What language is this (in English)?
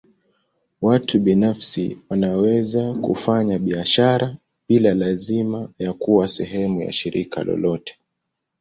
Swahili